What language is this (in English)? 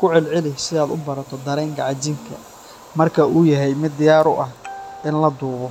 Somali